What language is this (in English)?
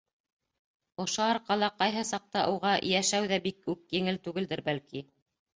Bashkir